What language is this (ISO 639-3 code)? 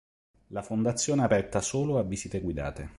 ita